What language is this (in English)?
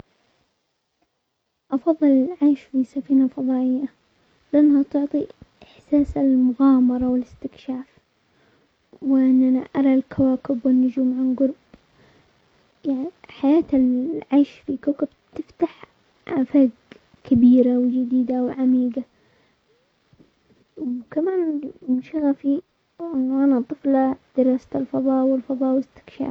Omani Arabic